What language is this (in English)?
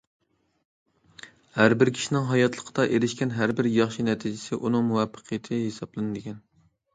Uyghur